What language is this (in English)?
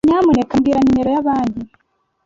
Kinyarwanda